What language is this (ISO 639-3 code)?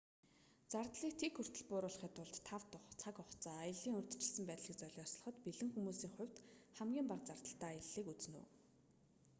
mon